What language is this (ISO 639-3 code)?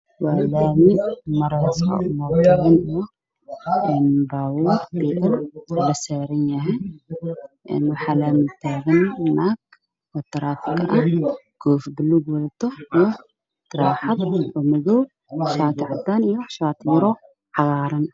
som